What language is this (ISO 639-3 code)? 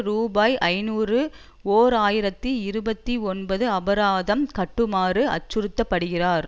tam